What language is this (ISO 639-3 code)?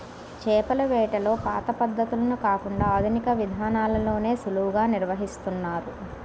tel